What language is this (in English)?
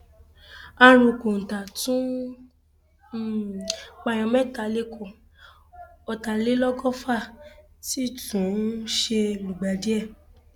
Yoruba